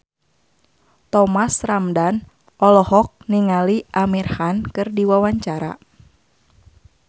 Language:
Sundanese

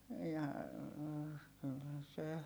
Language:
Finnish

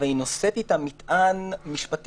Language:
Hebrew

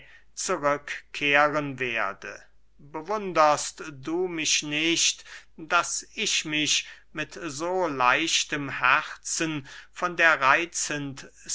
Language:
German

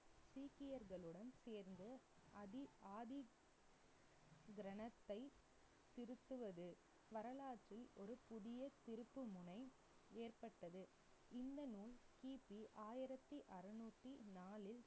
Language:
Tamil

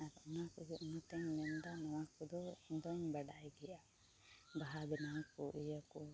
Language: Santali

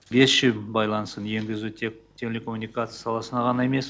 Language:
Kazakh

